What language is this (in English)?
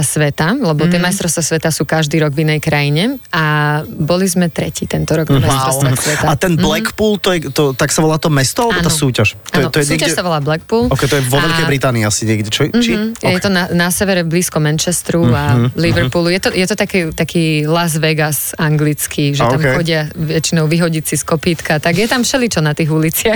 Slovak